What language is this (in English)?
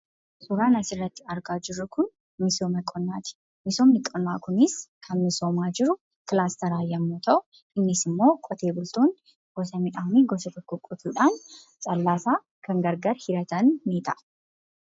Oromo